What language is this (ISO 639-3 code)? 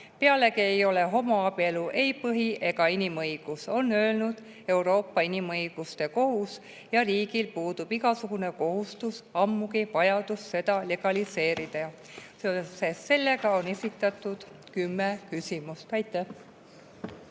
est